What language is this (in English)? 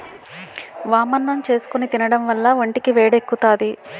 Telugu